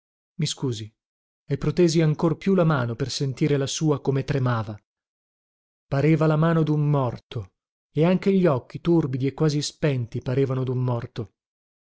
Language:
Italian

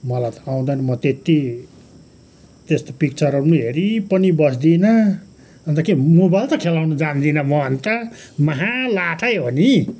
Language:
Nepali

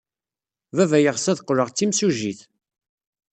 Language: Kabyle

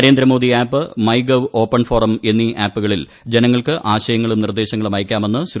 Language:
Malayalam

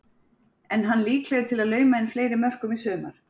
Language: Icelandic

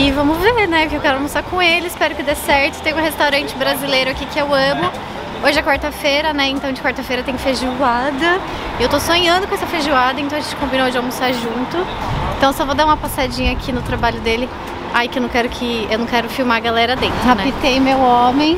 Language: Portuguese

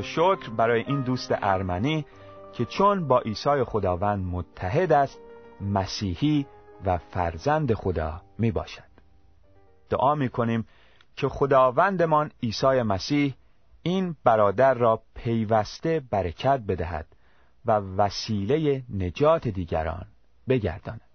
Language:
Persian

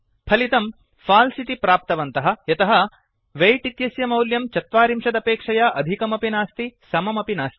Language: Sanskrit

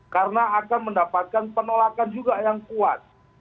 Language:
Indonesian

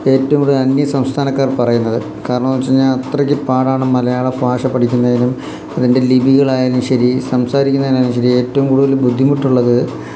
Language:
Malayalam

